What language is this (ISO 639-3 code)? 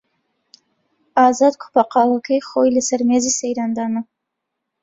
ckb